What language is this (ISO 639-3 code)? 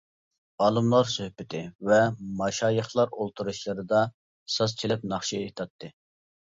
uig